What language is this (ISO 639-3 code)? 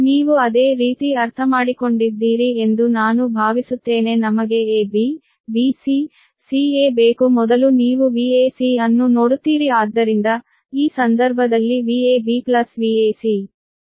kan